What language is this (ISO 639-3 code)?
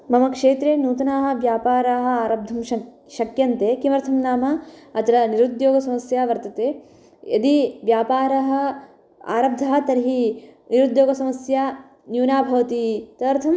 san